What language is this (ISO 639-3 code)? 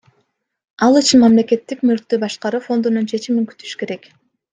kir